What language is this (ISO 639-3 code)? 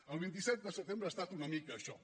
cat